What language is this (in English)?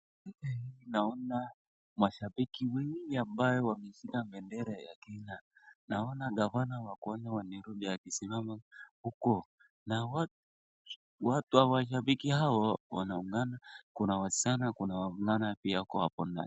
Swahili